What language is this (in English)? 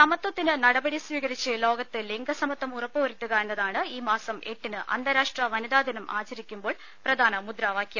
Malayalam